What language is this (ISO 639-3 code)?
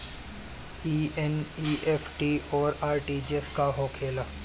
bho